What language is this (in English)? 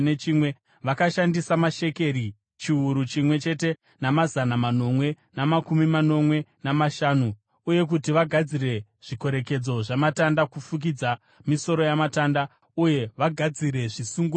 Shona